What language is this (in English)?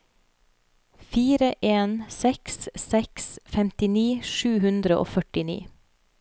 Norwegian